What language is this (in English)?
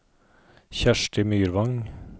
Norwegian